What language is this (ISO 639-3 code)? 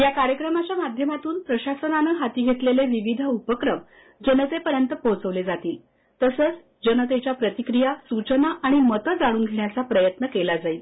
mar